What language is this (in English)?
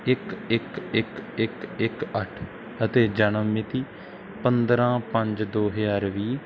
Punjabi